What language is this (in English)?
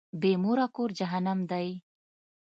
Pashto